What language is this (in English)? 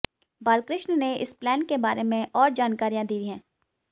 Hindi